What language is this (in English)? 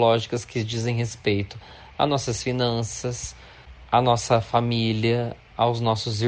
Portuguese